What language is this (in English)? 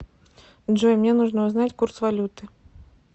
Russian